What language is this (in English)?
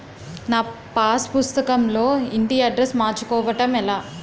Telugu